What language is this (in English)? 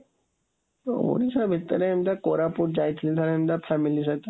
Odia